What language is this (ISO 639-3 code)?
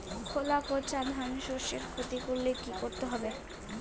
ben